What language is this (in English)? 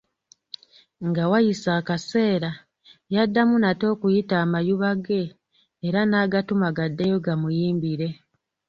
Ganda